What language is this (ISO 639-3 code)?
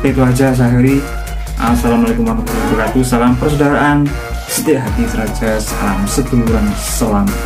ind